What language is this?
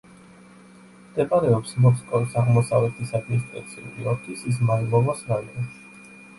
Georgian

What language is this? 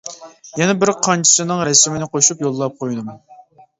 Uyghur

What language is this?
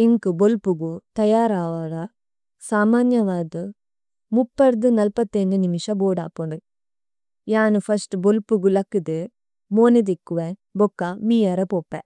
Tulu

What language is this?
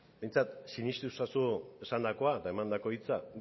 Basque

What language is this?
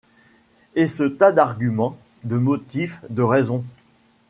French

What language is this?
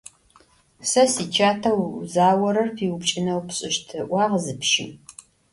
Adyghe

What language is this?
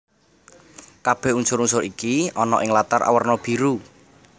Javanese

